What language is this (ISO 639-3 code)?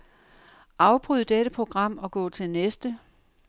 dan